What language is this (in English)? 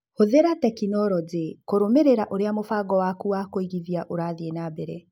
Kikuyu